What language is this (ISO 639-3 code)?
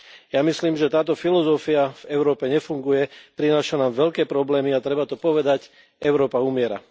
slk